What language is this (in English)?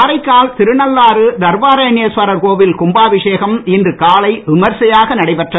Tamil